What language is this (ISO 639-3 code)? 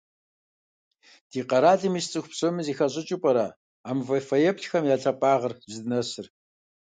kbd